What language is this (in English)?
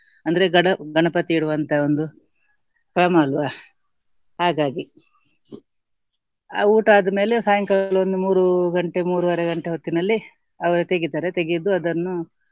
Kannada